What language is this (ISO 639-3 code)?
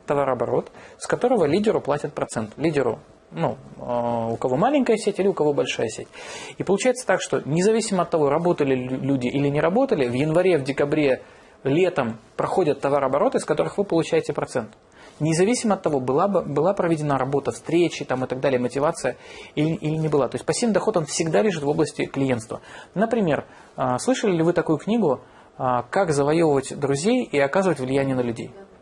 rus